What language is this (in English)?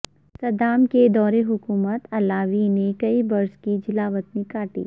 Urdu